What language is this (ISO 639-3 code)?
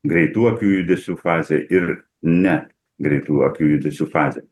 lit